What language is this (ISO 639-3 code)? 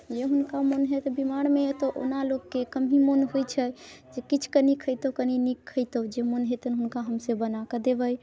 mai